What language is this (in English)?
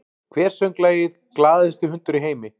Icelandic